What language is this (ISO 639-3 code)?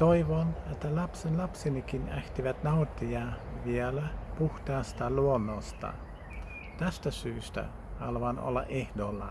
fin